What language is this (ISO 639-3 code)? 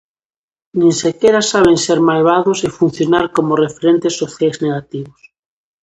glg